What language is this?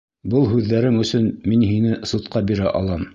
Bashkir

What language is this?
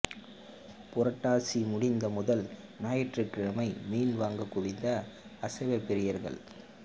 Tamil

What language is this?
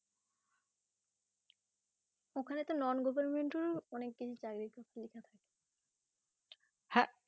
Bangla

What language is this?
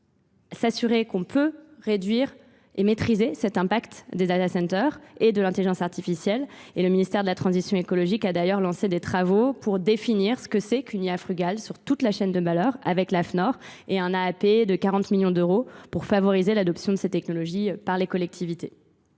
French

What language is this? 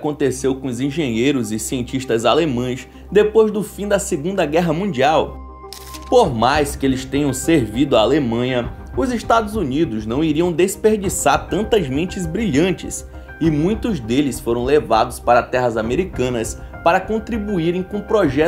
Portuguese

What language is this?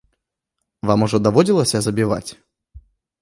Belarusian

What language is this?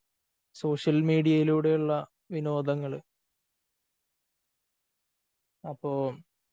Malayalam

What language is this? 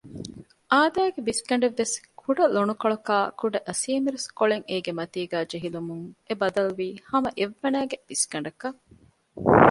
Divehi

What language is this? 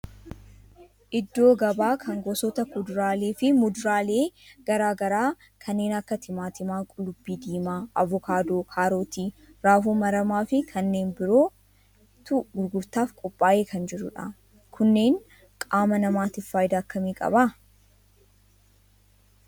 Oromo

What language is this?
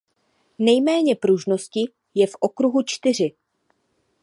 Czech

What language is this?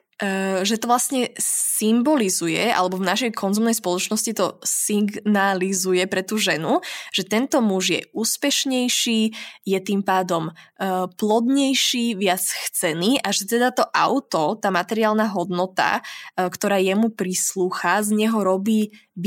Slovak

